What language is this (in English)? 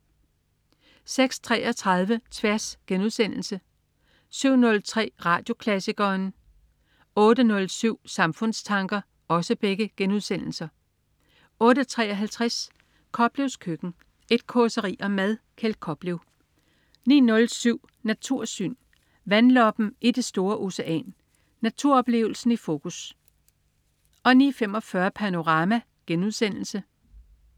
Danish